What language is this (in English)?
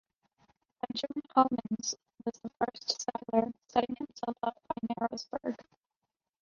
English